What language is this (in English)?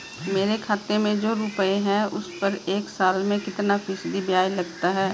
Hindi